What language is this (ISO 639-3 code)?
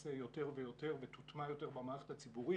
heb